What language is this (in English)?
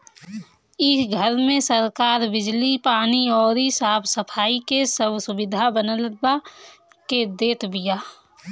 Bhojpuri